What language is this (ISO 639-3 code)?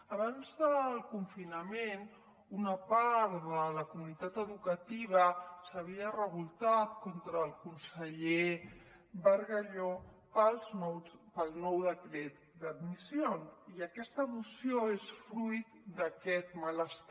cat